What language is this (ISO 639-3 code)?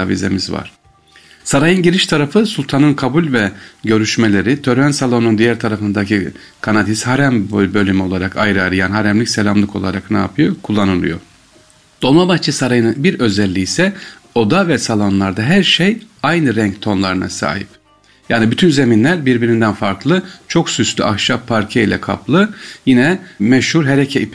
tur